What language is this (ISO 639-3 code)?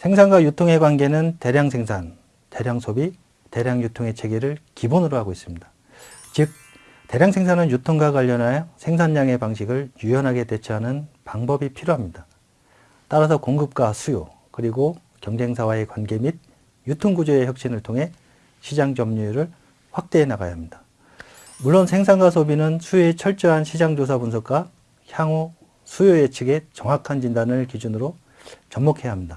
kor